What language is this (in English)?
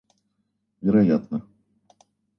Russian